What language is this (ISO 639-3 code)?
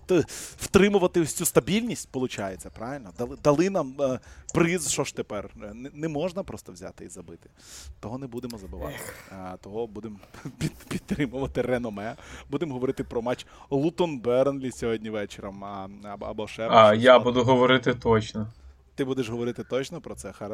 ukr